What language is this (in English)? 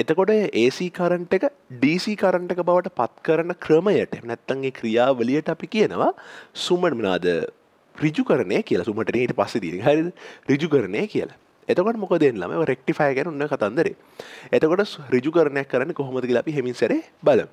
Indonesian